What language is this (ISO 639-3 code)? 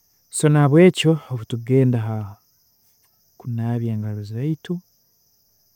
ttj